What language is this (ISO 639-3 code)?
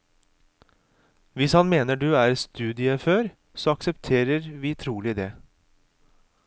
nor